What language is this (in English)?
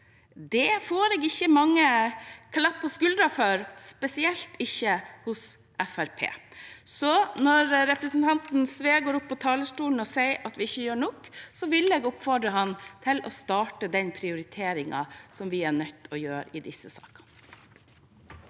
Norwegian